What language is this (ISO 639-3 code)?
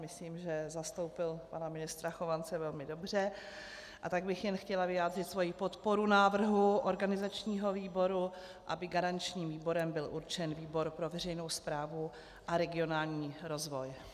ces